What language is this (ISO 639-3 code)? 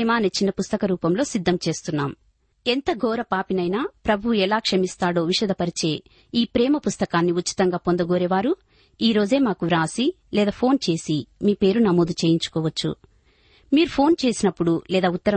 tel